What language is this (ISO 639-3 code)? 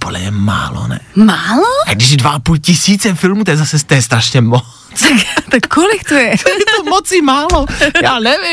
ces